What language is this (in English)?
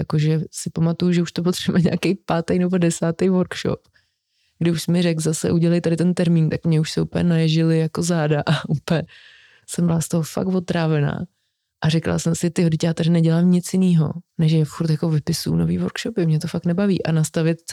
Czech